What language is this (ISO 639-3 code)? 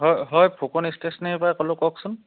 asm